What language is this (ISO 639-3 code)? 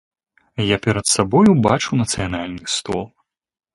bel